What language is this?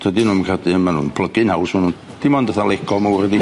Welsh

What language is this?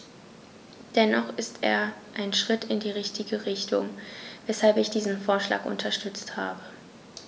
German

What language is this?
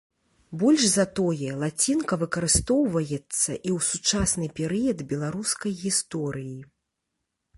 Belarusian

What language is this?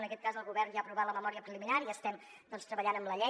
Catalan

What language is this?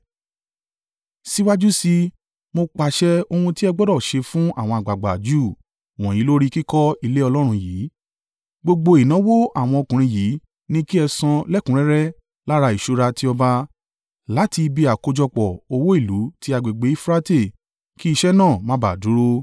Yoruba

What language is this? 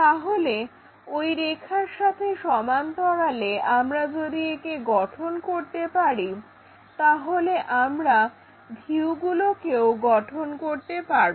Bangla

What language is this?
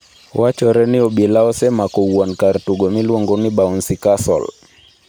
Luo (Kenya and Tanzania)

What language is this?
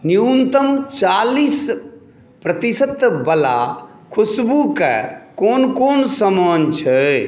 Maithili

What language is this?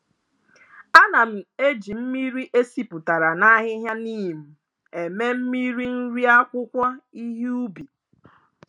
Igbo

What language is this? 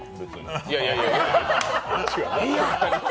Japanese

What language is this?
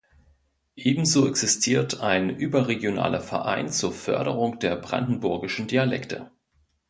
German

